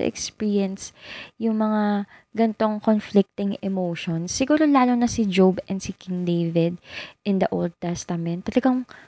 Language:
Filipino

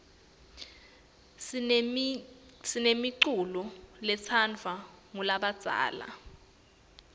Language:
Swati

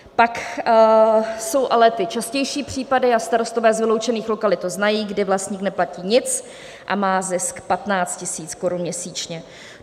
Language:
Czech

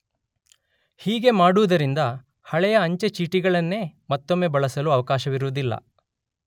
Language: Kannada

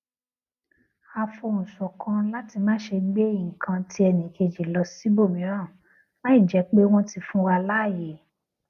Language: Yoruba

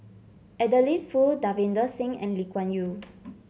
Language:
English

